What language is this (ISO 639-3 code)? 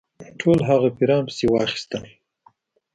pus